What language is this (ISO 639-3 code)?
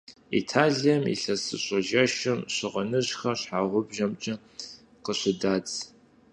kbd